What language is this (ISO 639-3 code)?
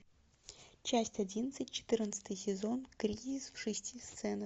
rus